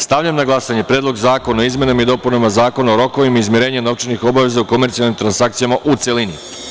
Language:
Serbian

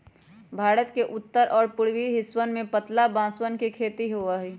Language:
Magahi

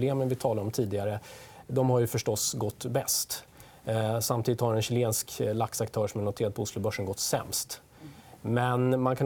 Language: Swedish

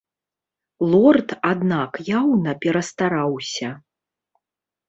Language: Belarusian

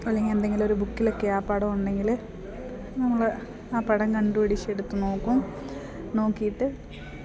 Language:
Malayalam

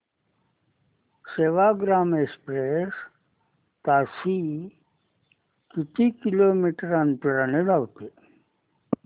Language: Marathi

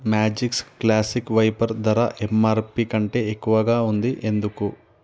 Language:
Telugu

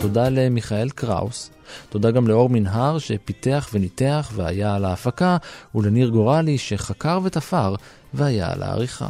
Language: Hebrew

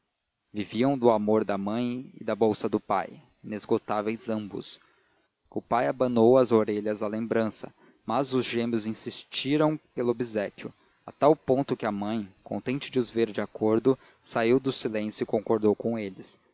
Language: Portuguese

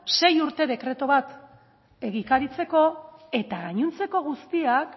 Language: Basque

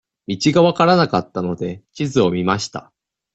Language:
Japanese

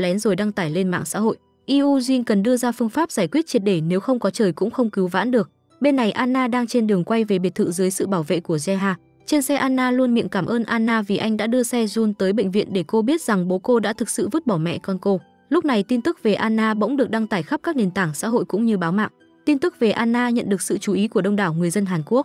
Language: Vietnamese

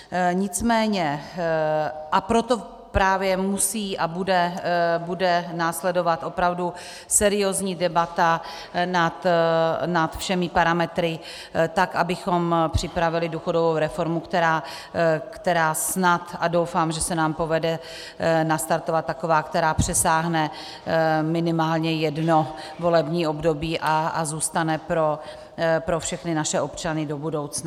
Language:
Czech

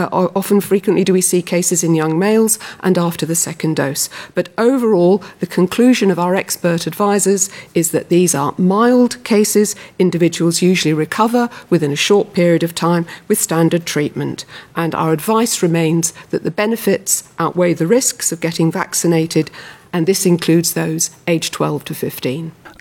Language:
Finnish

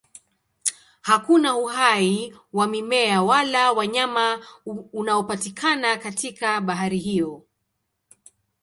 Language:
Swahili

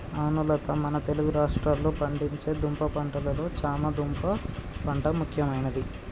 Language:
Telugu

